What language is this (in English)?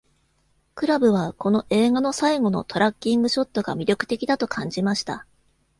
Japanese